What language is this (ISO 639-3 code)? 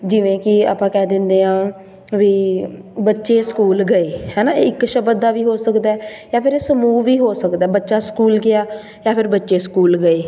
pan